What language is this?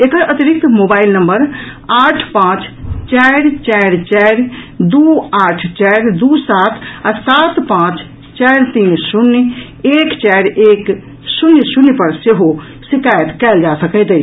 Maithili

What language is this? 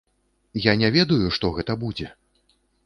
Belarusian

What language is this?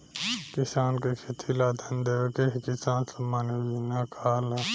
Bhojpuri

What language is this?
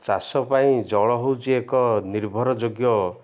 Odia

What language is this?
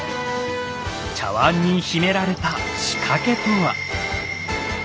Japanese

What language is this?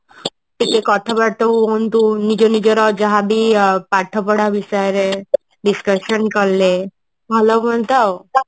Odia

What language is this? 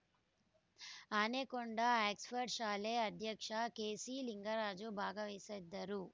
Kannada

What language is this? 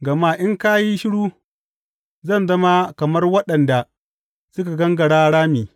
Hausa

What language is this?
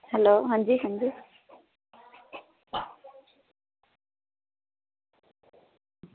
Dogri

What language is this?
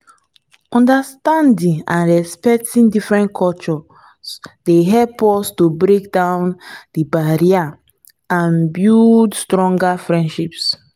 Nigerian Pidgin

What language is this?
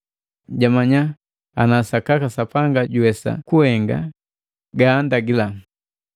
Matengo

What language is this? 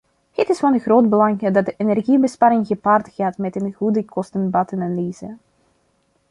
Dutch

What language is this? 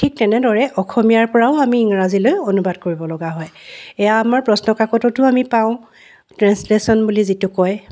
Assamese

